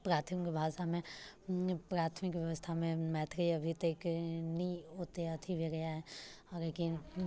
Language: Maithili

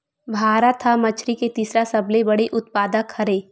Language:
Chhattisgarhi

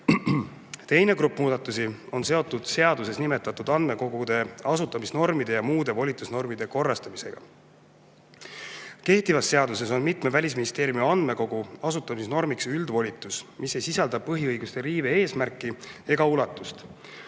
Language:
Estonian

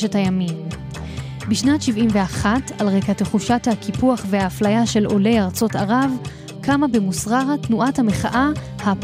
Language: Hebrew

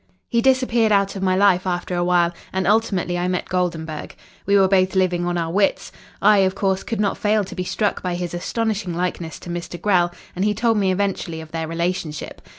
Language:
English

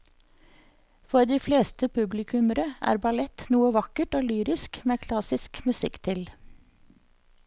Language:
Norwegian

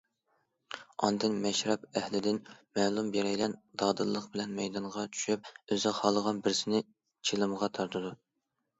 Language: Uyghur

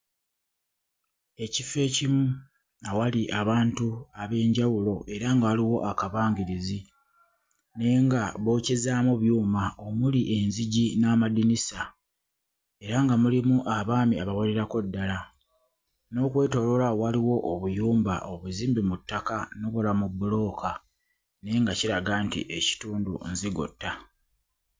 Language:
Ganda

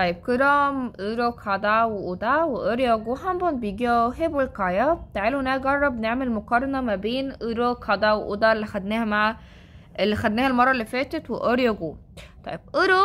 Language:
Arabic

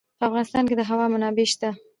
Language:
Pashto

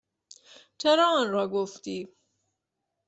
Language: Persian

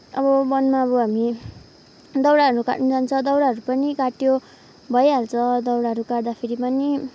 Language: Nepali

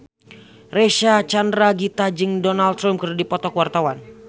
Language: Sundanese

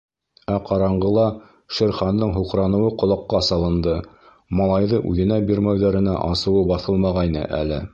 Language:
Bashkir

